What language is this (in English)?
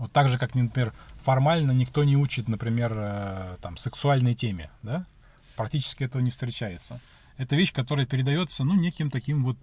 Russian